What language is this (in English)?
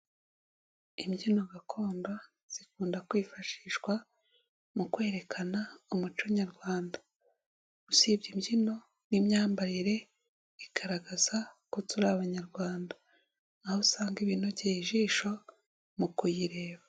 Kinyarwanda